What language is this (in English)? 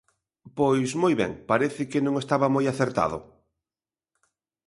Galician